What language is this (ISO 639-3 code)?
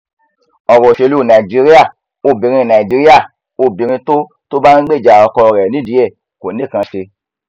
yor